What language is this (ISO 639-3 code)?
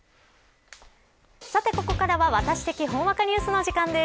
jpn